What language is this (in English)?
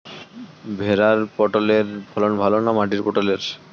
Bangla